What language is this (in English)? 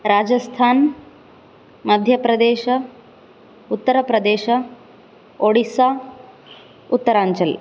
Sanskrit